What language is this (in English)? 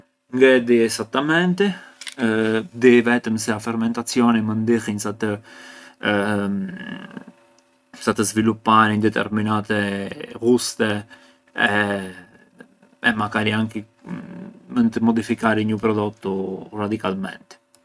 Arbëreshë Albanian